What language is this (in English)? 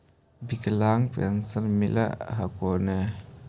Magahi